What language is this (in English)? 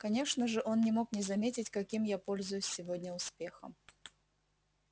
Russian